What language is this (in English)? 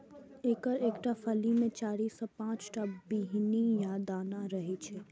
Maithili